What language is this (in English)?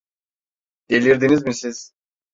Turkish